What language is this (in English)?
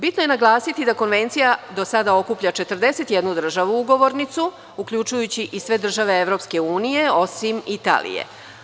Serbian